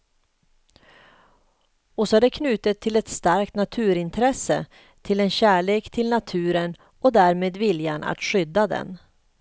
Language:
Swedish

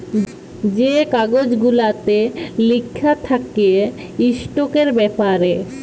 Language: Bangla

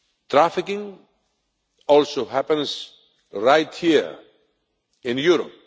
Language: English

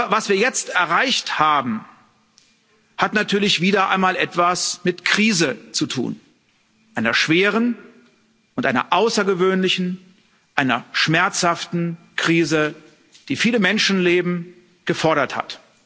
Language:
German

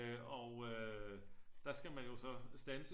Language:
Danish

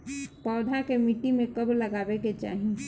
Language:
Bhojpuri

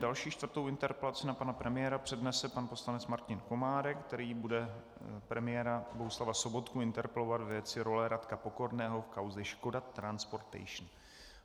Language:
Czech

